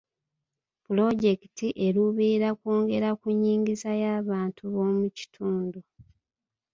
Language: Ganda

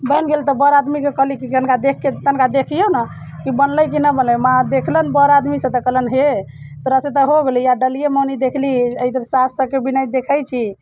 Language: Maithili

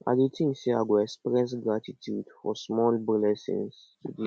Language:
Nigerian Pidgin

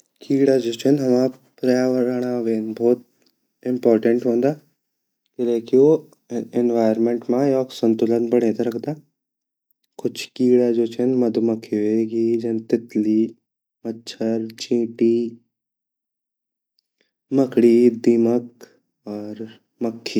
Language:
Garhwali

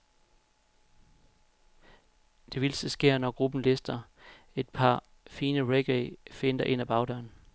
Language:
Danish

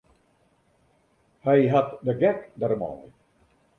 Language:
Western Frisian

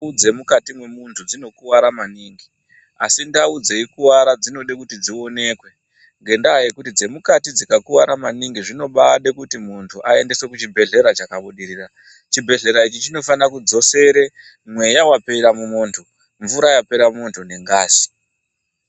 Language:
Ndau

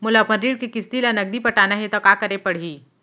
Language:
Chhattisgarhi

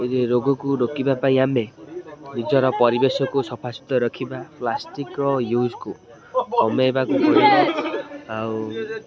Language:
Odia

